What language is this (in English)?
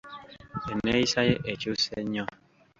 Ganda